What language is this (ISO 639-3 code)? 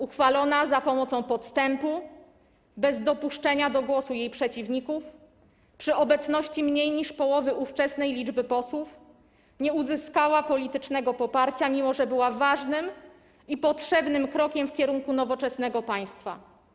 pol